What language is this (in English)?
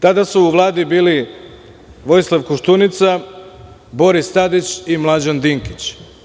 Serbian